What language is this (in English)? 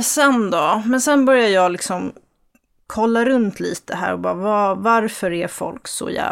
Swedish